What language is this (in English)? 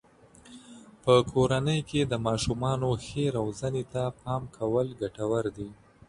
Pashto